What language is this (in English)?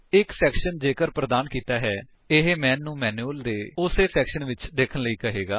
Punjabi